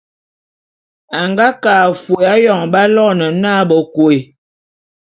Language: Bulu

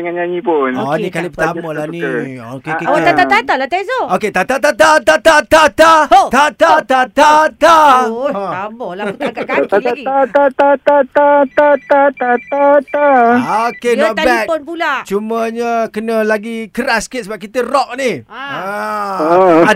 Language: Malay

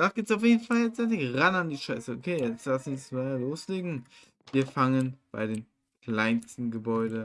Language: German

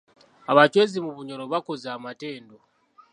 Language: Ganda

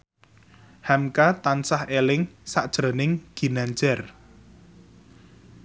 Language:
Javanese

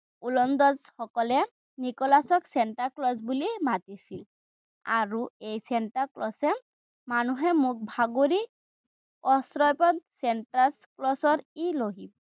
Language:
Assamese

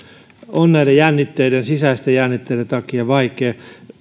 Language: Finnish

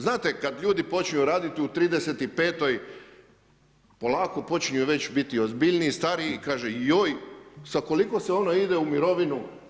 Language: Croatian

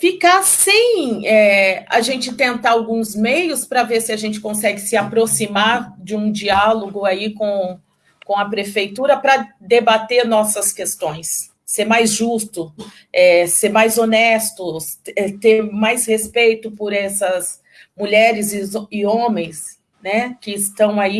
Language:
Portuguese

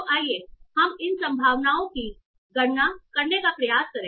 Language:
Hindi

